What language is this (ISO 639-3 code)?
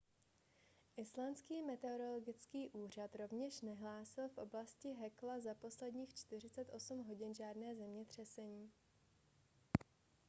ces